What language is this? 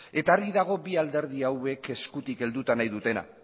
Basque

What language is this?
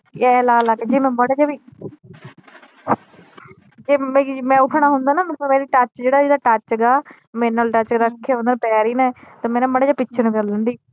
Punjabi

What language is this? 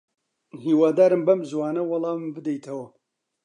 Central Kurdish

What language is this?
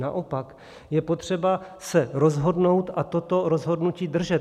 Czech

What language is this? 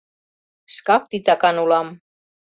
Mari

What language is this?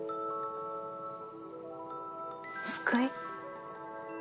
Japanese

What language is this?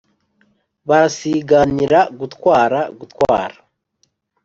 Kinyarwanda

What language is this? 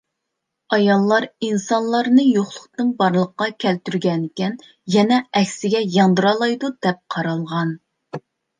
Uyghur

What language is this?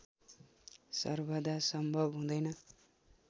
Nepali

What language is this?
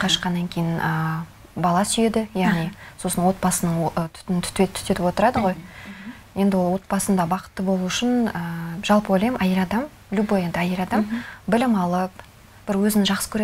Russian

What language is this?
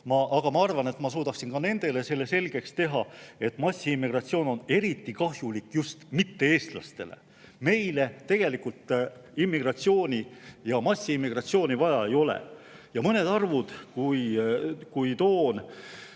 Estonian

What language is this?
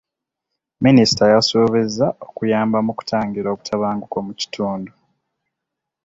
Ganda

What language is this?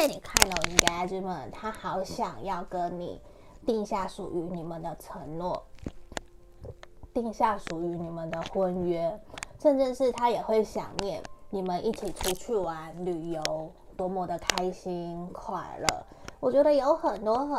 Chinese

